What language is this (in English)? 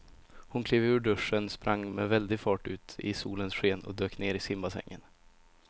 Swedish